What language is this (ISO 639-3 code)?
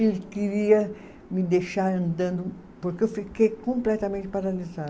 por